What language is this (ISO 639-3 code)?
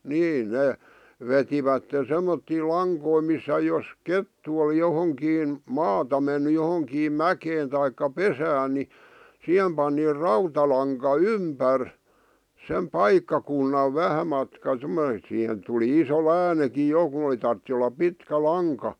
fin